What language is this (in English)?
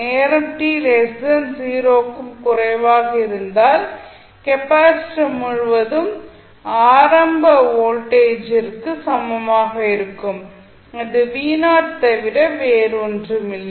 Tamil